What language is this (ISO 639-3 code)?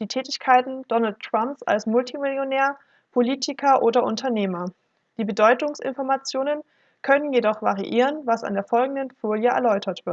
deu